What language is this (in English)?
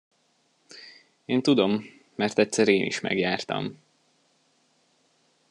Hungarian